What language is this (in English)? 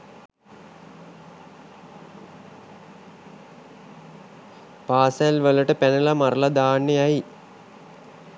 Sinhala